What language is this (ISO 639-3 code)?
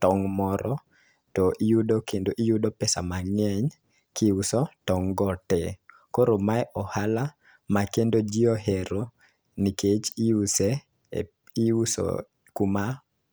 luo